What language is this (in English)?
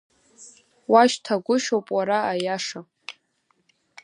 Abkhazian